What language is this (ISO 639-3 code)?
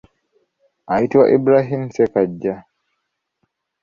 lug